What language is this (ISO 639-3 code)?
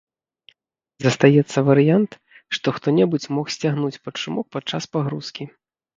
bel